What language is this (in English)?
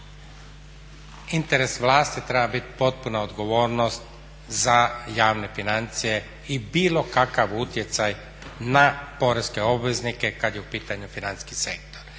Croatian